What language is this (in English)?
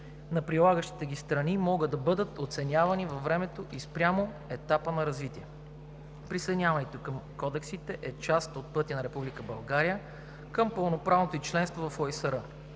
Bulgarian